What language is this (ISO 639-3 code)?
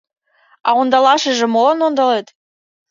chm